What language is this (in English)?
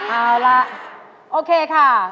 Thai